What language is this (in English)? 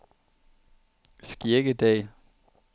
Danish